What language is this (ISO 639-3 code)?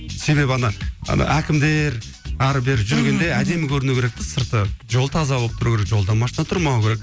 kaz